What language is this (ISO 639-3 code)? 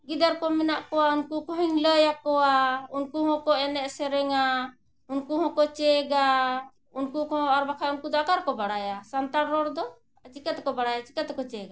sat